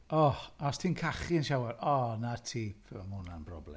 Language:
Welsh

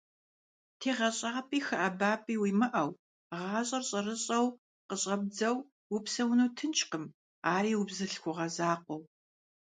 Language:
Kabardian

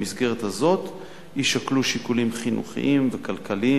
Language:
Hebrew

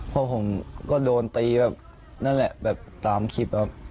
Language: Thai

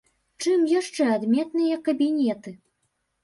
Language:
Belarusian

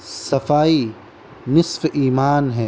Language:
Urdu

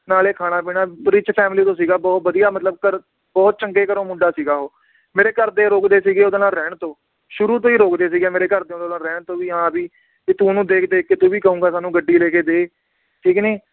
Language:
Punjabi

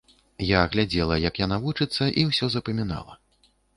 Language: Belarusian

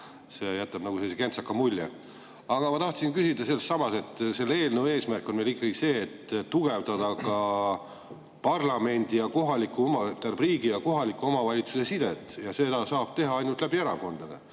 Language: Estonian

